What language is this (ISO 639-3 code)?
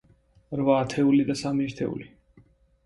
kat